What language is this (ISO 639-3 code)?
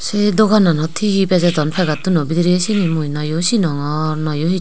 ccp